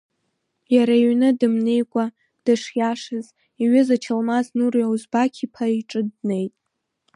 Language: Abkhazian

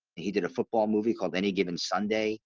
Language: English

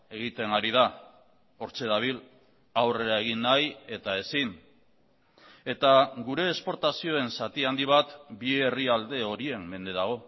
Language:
Basque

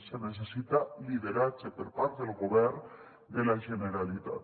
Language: Catalan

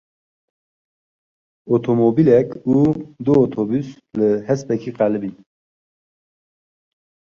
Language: Kurdish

